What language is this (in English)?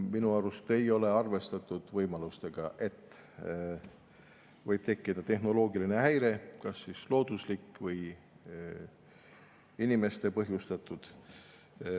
Estonian